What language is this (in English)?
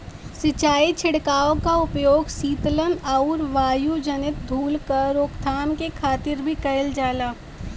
Bhojpuri